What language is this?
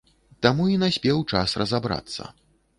Belarusian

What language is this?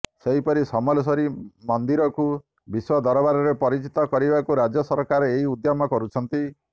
Odia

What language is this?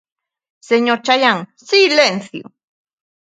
Galician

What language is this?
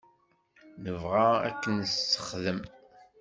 Kabyle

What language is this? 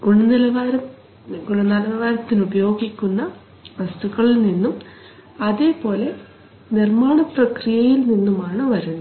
Malayalam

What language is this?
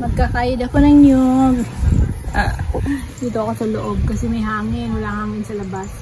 Filipino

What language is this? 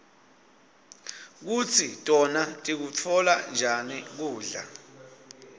Swati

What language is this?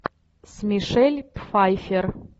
Russian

